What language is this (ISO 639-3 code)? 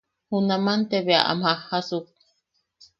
yaq